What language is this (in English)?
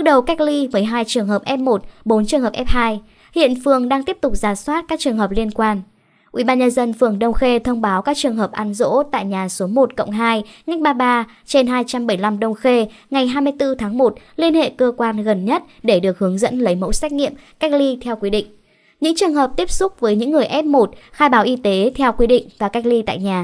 Vietnamese